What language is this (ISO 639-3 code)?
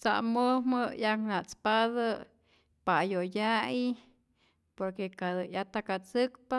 zor